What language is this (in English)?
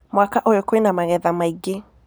Kikuyu